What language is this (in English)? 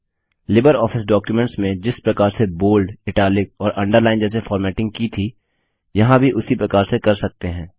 Hindi